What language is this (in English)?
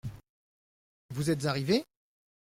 French